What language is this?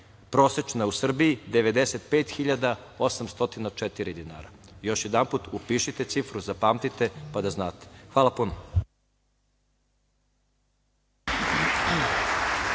Serbian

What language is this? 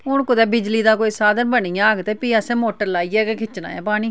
Dogri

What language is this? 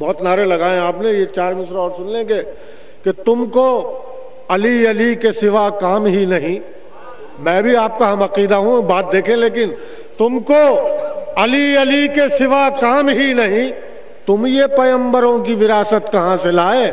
Romanian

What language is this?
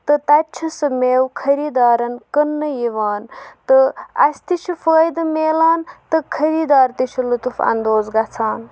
Kashmiri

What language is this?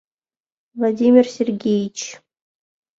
Mari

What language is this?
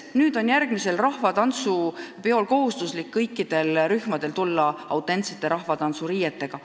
Estonian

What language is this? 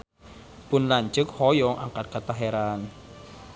Sundanese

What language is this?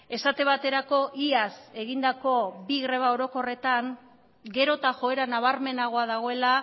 Basque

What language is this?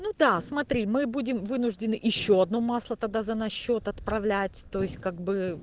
Russian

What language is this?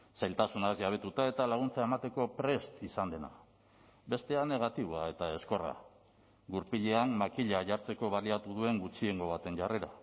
Basque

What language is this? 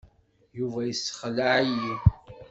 Kabyle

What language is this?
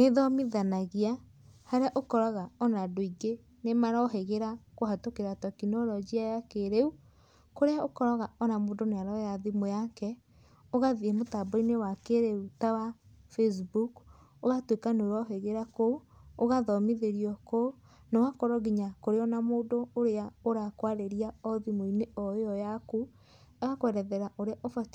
Kikuyu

